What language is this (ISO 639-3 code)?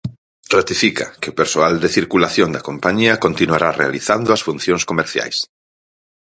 glg